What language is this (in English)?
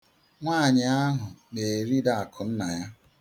Igbo